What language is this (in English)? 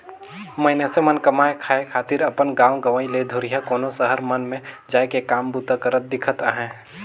Chhattisgarhi